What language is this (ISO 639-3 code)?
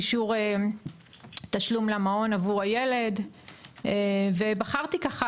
heb